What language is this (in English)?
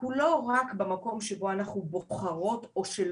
Hebrew